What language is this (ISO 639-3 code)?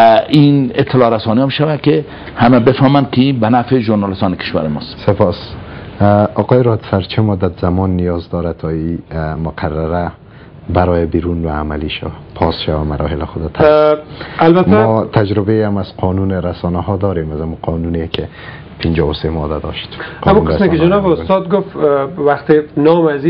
fas